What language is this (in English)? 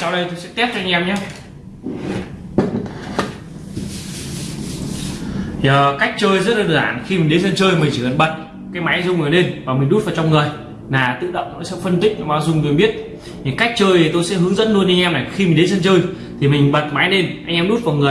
Vietnamese